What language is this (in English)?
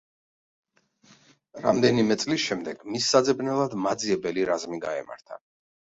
Georgian